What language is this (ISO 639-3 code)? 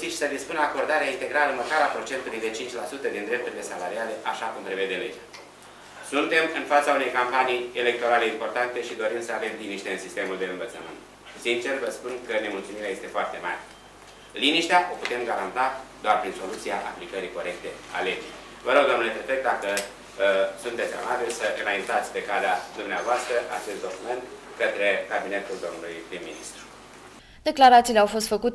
ron